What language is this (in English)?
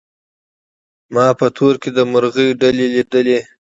Pashto